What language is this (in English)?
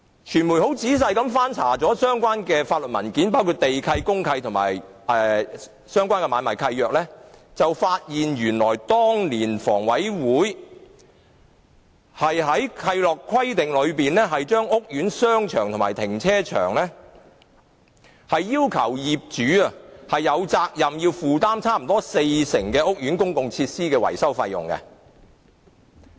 Cantonese